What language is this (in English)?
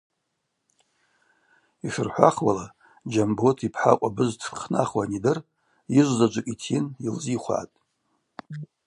Abaza